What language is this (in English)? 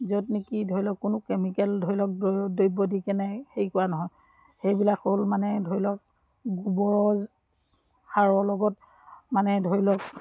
Assamese